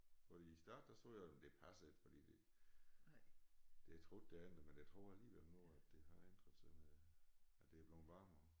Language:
Danish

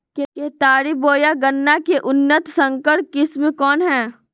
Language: Magahi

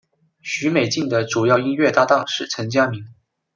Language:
Chinese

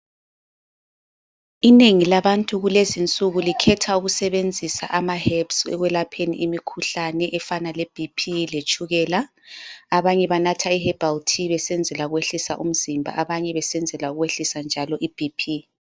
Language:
North Ndebele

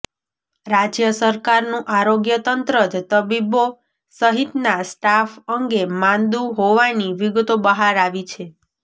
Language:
Gujarati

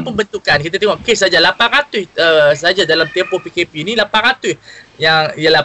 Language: Malay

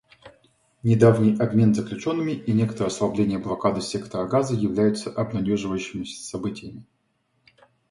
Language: Russian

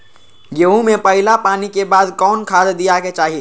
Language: Magahi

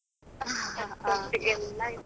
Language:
Kannada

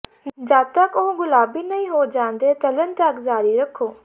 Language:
Punjabi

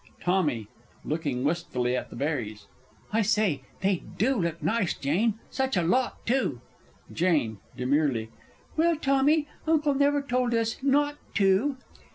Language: English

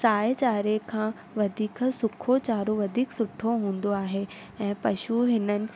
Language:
Sindhi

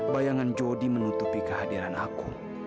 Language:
Indonesian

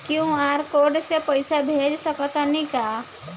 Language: Bhojpuri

